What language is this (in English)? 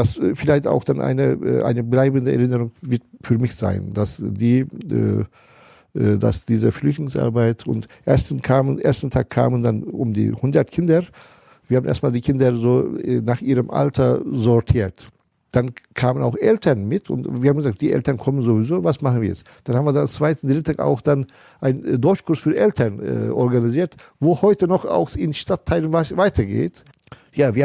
German